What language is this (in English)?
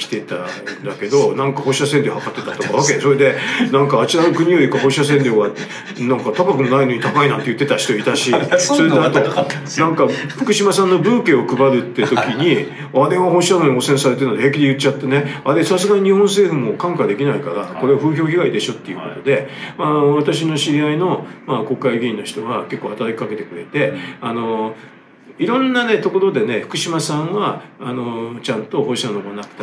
Japanese